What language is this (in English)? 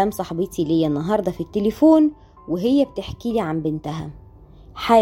Arabic